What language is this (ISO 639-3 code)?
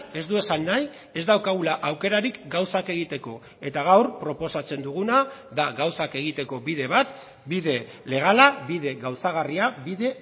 eus